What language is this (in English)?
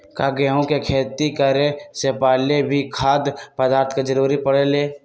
Magahi